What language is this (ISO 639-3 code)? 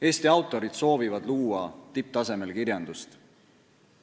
est